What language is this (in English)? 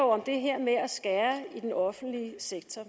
Danish